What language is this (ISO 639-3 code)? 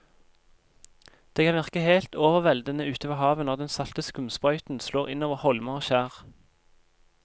nor